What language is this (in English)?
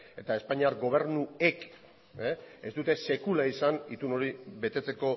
Basque